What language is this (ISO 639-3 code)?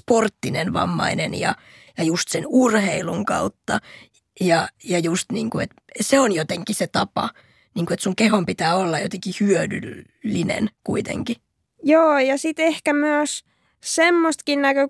fin